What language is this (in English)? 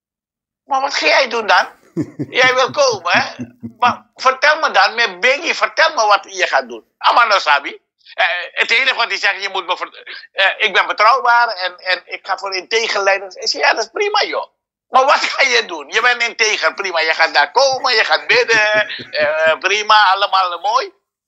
Dutch